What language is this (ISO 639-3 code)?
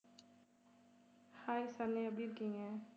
tam